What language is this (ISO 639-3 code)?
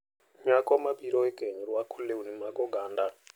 luo